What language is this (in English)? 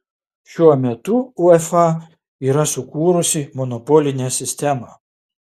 Lithuanian